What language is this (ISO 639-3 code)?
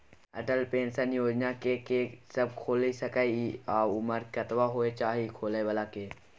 mai